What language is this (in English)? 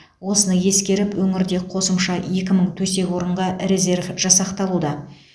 Kazakh